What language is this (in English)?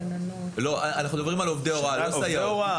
Hebrew